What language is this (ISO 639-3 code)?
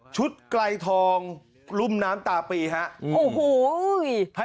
tha